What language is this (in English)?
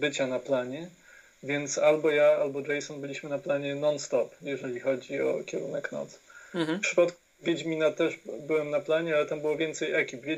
Polish